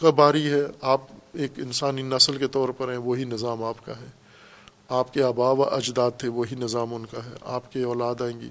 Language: Urdu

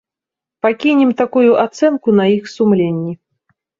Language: Belarusian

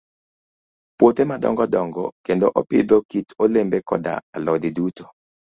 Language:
Luo (Kenya and Tanzania)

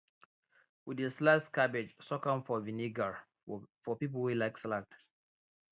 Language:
Nigerian Pidgin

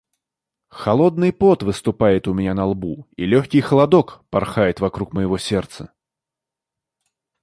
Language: Russian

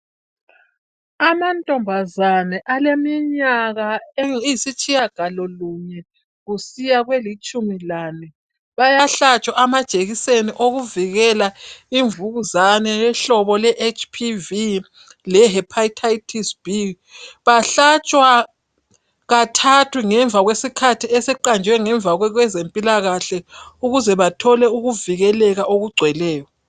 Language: North Ndebele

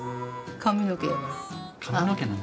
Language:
Japanese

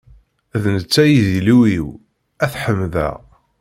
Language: Kabyle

